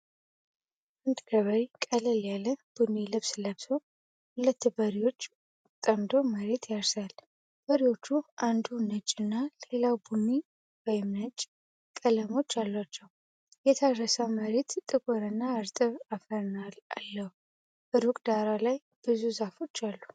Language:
Amharic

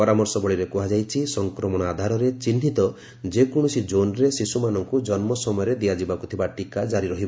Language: Odia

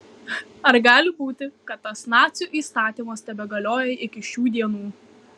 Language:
Lithuanian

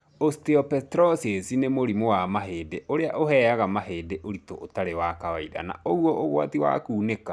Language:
Kikuyu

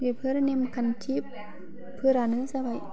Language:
Bodo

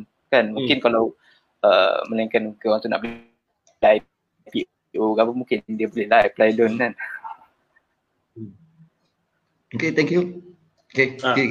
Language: Malay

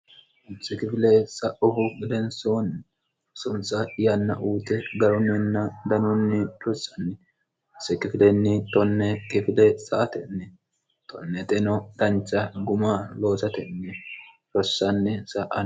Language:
Sidamo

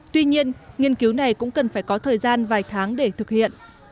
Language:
Vietnamese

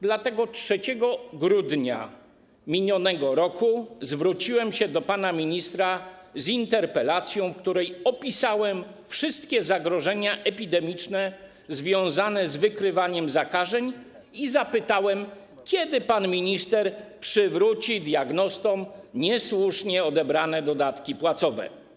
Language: Polish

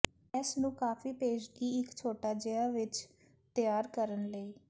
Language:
Punjabi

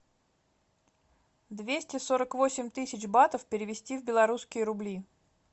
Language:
Russian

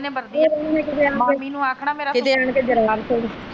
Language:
Punjabi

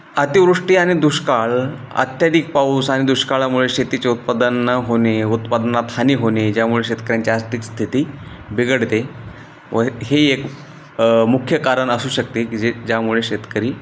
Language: Marathi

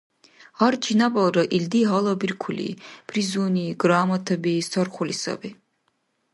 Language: Dargwa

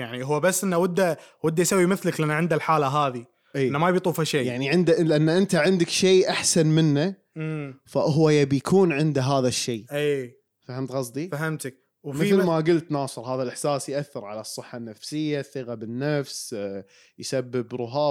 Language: Arabic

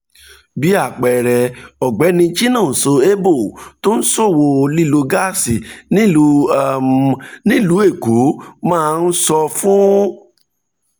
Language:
Yoruba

